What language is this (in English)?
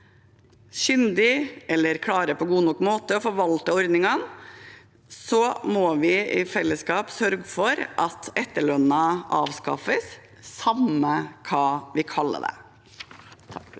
Norwegian